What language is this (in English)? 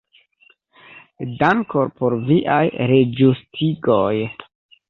Esperanto